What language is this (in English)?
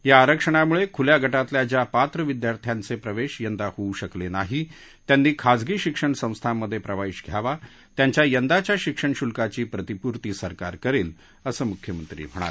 Marathi